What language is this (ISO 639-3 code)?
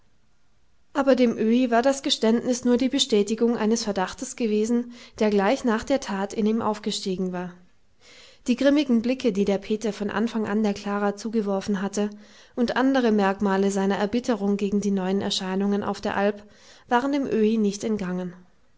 deu